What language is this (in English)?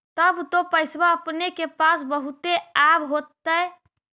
Magahi